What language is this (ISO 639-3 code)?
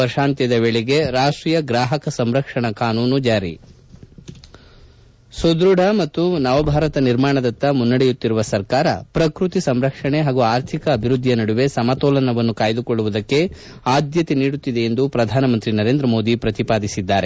kan